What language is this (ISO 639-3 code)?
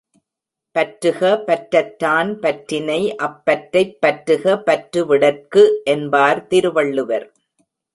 tam